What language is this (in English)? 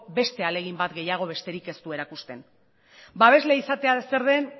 Basque